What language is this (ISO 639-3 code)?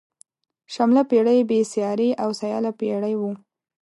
pus